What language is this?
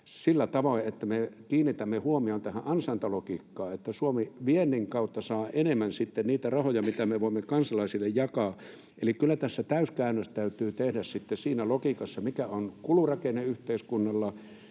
Finnish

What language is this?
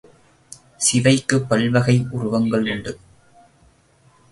Tamil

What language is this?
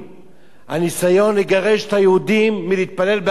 Hebrew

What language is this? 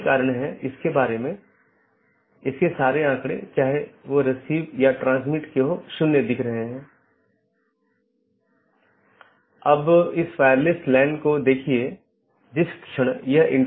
Hindi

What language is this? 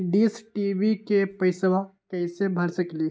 Magahi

